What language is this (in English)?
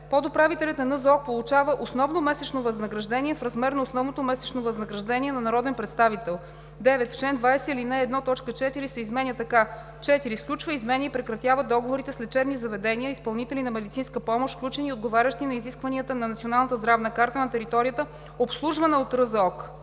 Bulgarian